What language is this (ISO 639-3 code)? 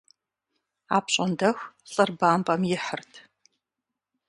kbd